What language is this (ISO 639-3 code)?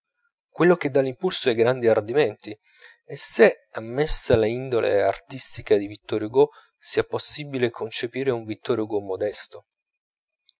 ita